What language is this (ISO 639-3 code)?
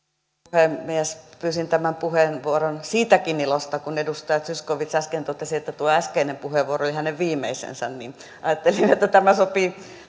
fin